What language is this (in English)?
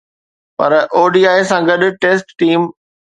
Sindhi